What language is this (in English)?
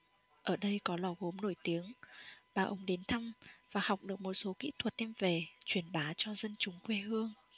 Vietnamese